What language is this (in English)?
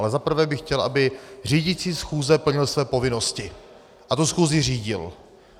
Czech